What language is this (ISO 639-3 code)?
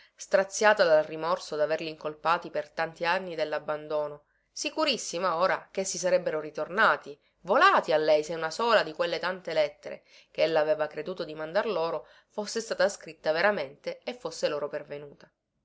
ita